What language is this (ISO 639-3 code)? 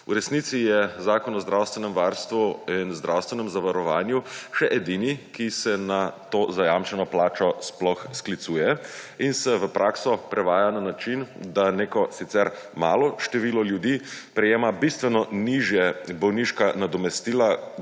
slv